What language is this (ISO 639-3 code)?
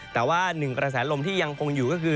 tha